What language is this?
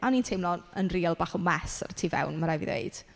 Welsh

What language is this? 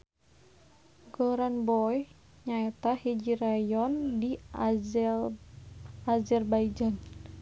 Sundanese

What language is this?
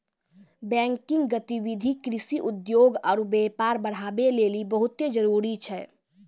Maithili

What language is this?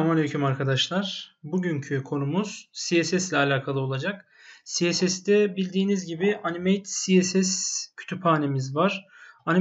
Turkish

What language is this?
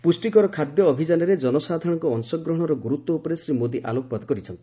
Odia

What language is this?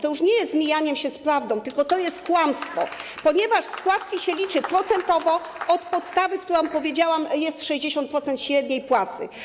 Polish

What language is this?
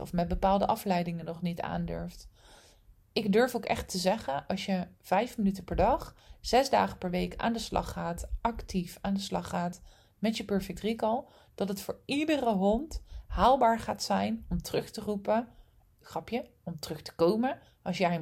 Dutch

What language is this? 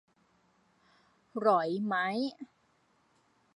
Thai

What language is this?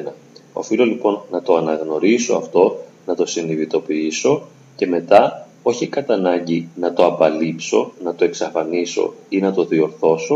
Greek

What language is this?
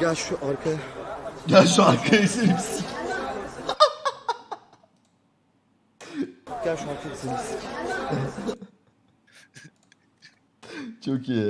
Turkish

